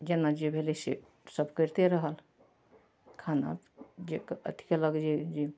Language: Maithili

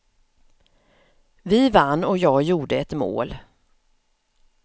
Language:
Swedish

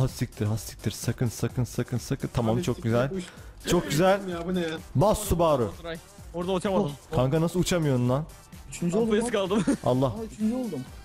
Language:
Turkish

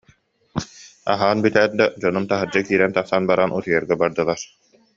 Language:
Yakut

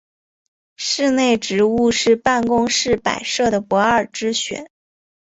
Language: Chinese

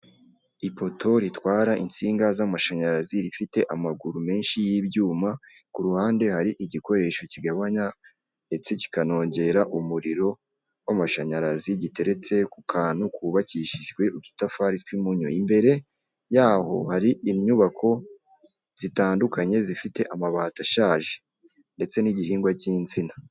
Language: Kinyarwanda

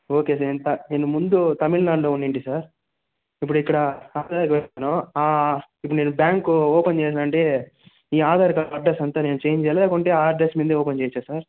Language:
Telugu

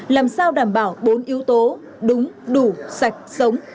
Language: Vietnamese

